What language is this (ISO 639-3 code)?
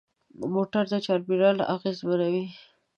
pus